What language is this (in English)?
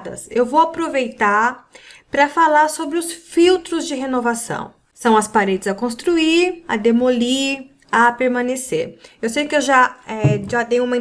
Portuguese